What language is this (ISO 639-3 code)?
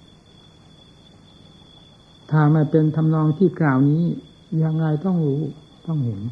tha